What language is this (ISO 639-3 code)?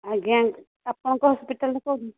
ori